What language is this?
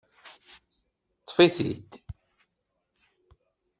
Kabyle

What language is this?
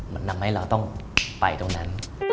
Thai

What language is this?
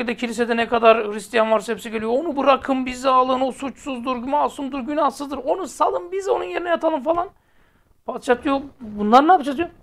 Turkish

